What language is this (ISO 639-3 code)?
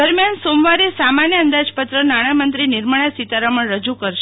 guj